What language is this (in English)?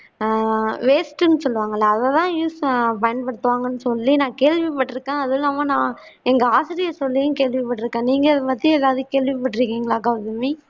Tamil